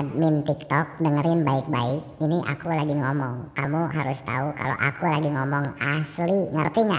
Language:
Indonesian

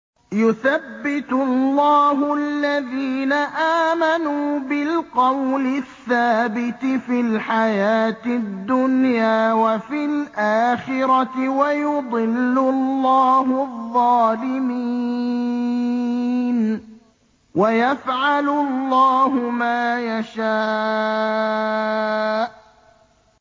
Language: Arabic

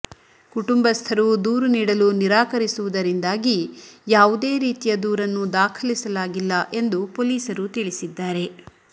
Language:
Kannada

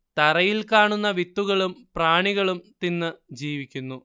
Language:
Malayalam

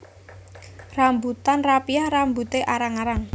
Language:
Javanese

